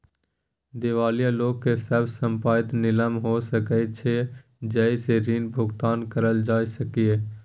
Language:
Maithili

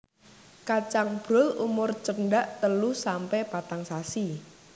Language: Javanese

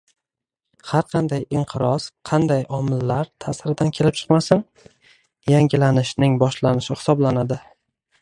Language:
Uzbek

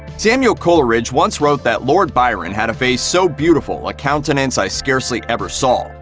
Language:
English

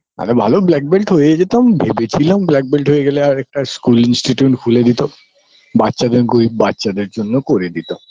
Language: Bangla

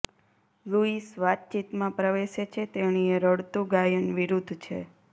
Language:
Gujarati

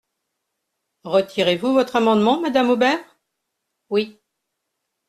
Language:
French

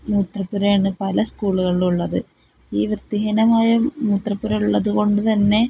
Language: Malayalam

